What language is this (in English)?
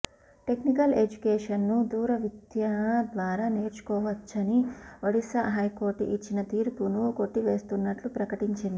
Telugu